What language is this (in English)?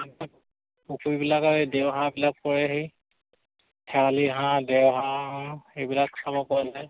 Assamese